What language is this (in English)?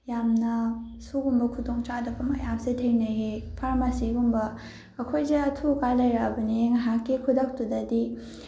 Manipuri